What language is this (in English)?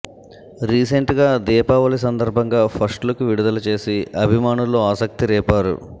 Telugu